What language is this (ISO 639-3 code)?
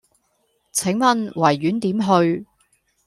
yue